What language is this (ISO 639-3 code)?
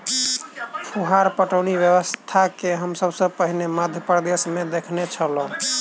mai